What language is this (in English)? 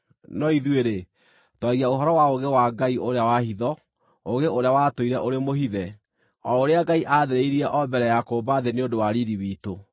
Kikuyu